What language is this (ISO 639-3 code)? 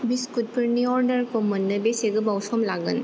brx